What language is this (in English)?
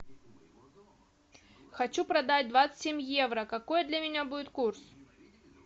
Russian